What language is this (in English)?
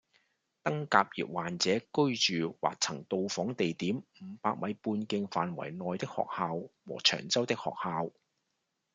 Cantonese